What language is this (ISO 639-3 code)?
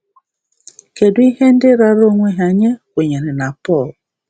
ibo